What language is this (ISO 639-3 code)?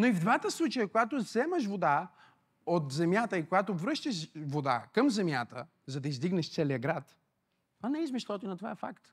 bul